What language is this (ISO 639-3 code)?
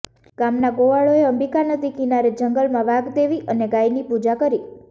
guj